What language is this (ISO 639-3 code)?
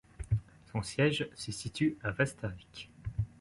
fra